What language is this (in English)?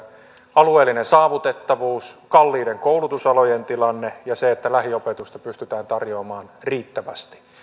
Finnish